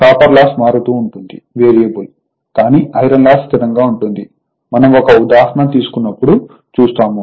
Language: Telugu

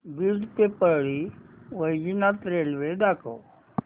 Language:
Marathi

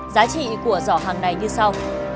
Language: Vietnamese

